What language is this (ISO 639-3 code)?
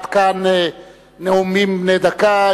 heb